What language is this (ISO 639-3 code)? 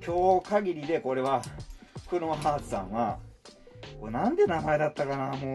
jpn